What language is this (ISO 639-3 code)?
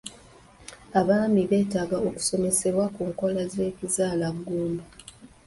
lug